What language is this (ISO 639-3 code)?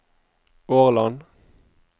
nor